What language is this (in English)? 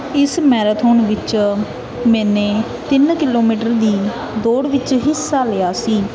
Punjabi